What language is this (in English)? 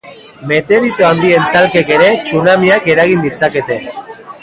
Basque